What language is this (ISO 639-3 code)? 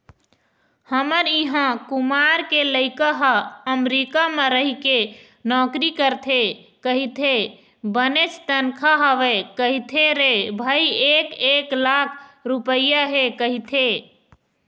hne